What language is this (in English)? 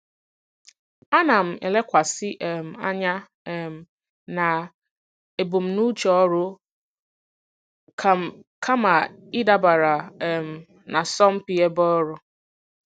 Igbo